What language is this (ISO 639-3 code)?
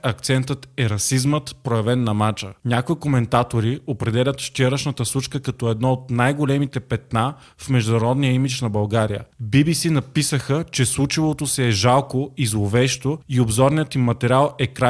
bul